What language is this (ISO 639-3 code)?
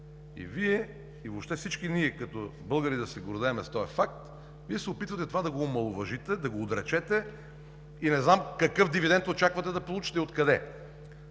bul